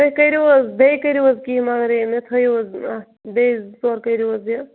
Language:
Kashmiri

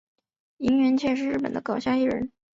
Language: Chinese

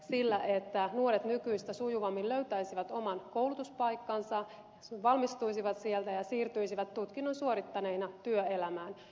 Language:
Finnish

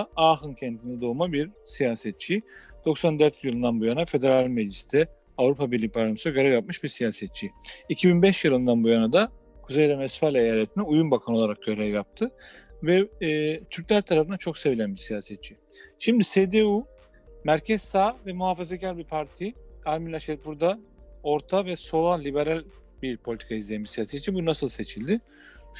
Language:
Turkish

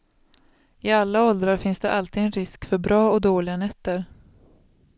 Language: Swedish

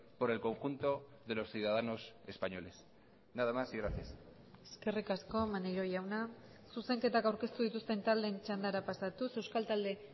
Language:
Basque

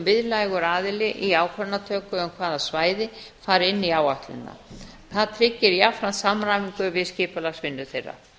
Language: Icelandic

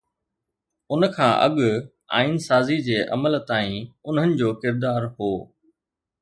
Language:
Sindhi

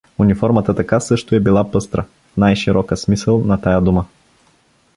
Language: Bulgarian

